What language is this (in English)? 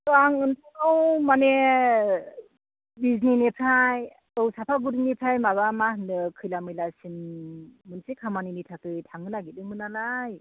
Bodo